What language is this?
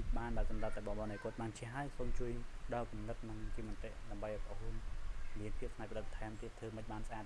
Khmer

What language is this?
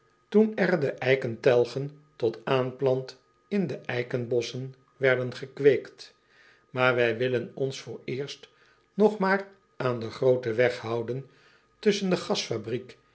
Dutch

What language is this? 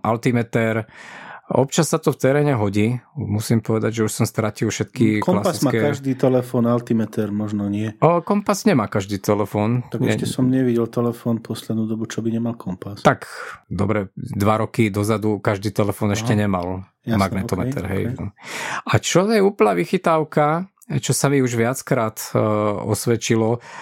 Slovak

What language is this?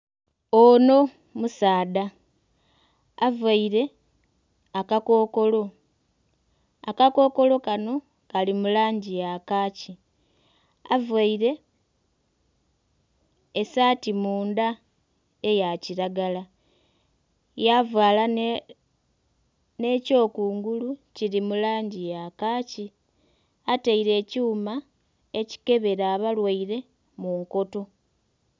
Soga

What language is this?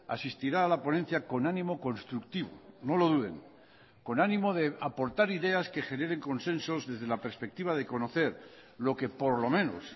Spanish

